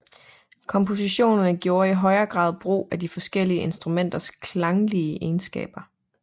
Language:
Danish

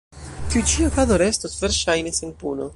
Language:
Esperanto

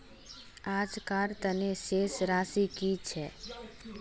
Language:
Magahi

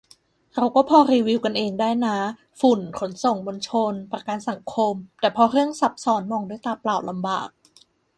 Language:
Thai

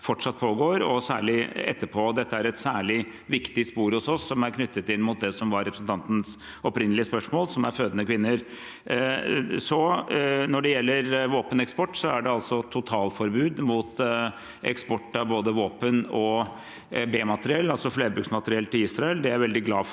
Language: Norwegian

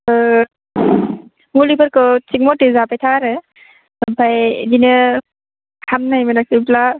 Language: Bodo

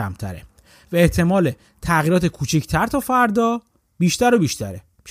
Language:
Persian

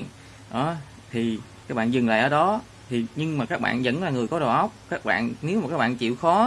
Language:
Vietnamese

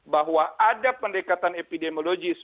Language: Indonesian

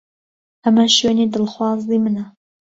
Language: Central Kurdish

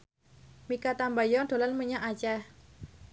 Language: Javanese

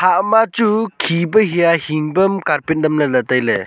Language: Wancho Naga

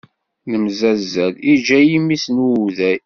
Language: Kabyle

